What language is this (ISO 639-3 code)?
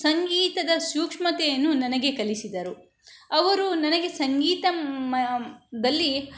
kan